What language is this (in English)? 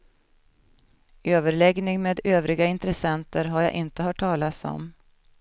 Swedish